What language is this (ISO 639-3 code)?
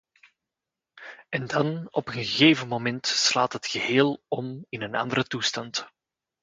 nld